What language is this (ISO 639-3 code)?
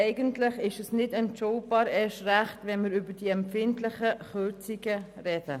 gsw